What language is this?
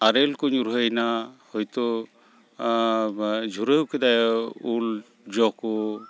Santali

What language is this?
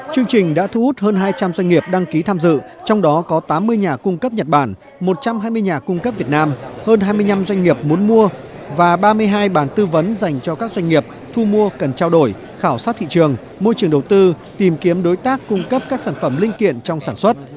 Vietnamese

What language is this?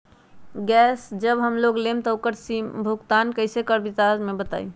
Magahi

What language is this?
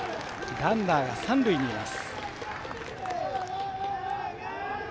Japanese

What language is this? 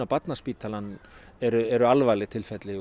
Icelandic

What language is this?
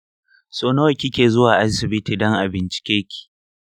Hausa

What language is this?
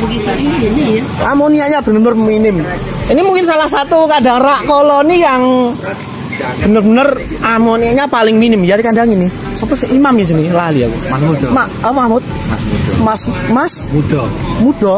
Indonesian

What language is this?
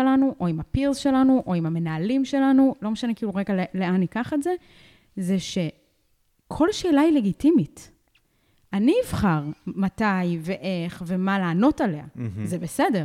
Hebrew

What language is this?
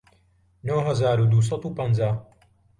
Central Kurdish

